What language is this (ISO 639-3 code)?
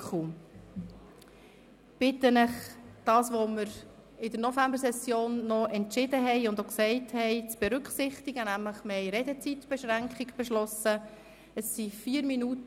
gsw